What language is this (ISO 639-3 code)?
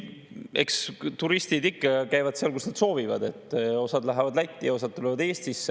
est